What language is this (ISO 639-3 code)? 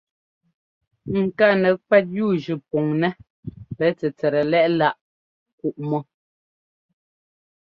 jgo